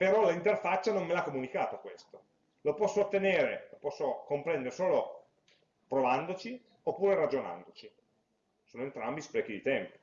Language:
Italian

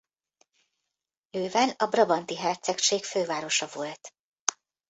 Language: Hungarian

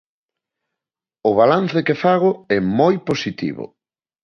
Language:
Galician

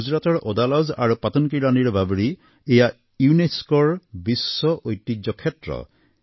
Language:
Assamese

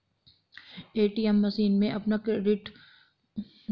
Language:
Hindi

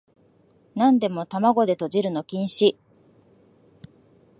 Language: Japanese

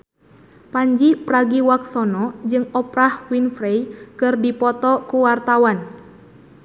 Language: Sundanese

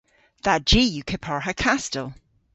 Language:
Cornish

